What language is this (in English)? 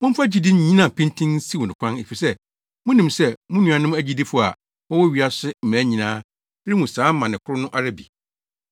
Akan